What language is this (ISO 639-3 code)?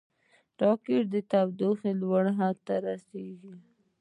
pus